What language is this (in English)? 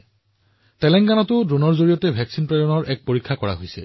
Assamese